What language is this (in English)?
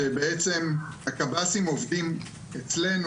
Hebrew